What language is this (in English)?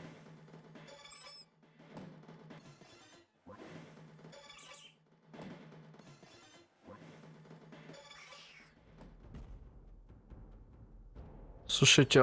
Russian